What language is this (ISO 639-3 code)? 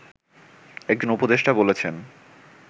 ben